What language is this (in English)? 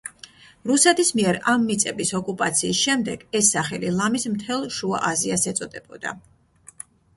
Georgian